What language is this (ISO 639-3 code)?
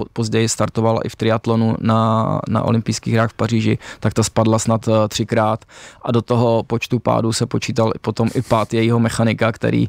ces